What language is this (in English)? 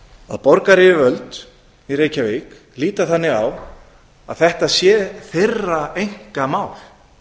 Icelandic